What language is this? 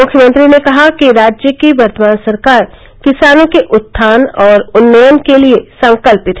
Hindi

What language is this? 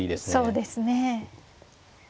Japanese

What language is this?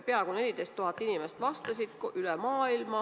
Estonian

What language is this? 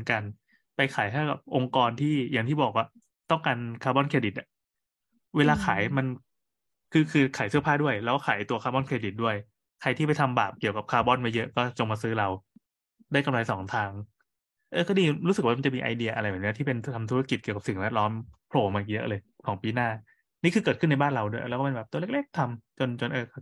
Thai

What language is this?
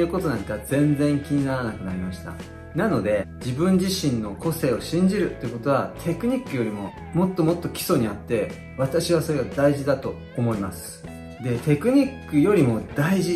Japanese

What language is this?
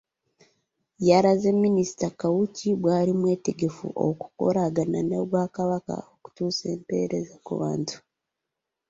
Ganda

